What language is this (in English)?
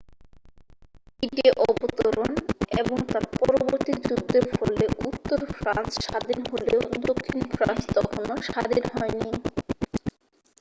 Bangla